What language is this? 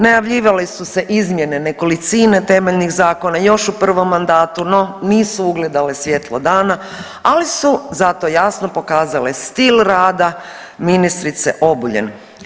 Croatian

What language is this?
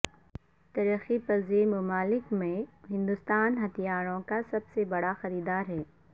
Urdu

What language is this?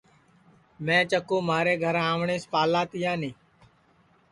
Sansi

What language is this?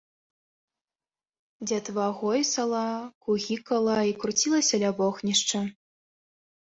Belarusian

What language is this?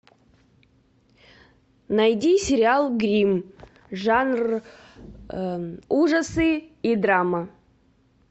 Russian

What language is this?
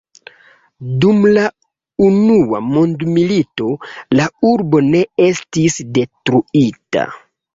Esperanto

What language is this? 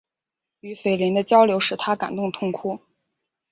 Chinese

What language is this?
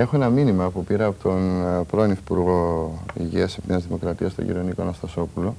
Greek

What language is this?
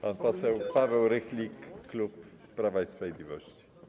Polish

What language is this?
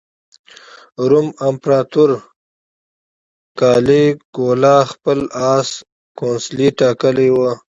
Pashto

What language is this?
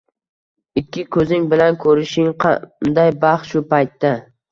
Uzbek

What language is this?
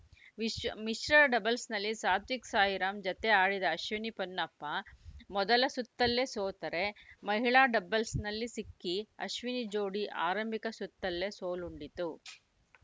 Kannada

